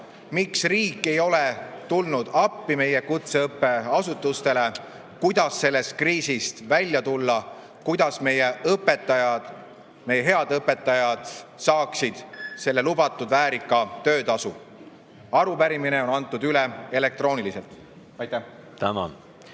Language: Estonian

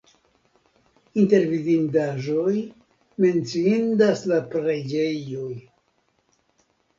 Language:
Esperanto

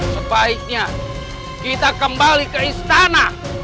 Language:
Indonesian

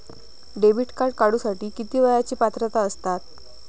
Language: Marathi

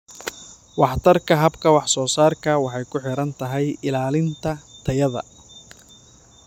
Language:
Somali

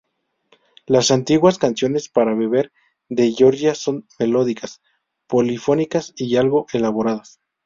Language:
Spanish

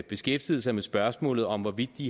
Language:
Danish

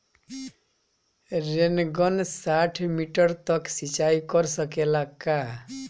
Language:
Bhojpuri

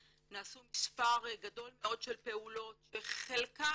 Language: Hebrew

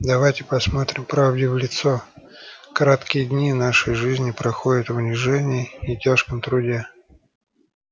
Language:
Russian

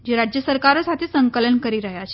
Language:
Gujarati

